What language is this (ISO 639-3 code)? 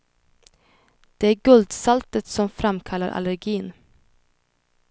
swe